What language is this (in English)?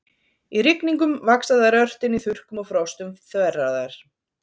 Icelandic